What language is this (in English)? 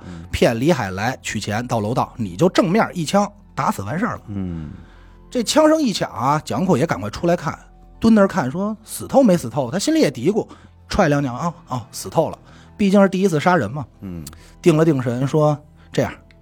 Chinese